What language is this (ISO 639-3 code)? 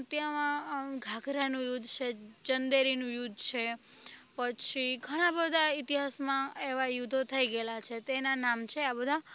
guj